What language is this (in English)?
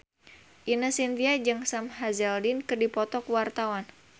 Sundanese